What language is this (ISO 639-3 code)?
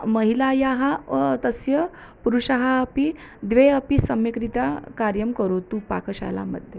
san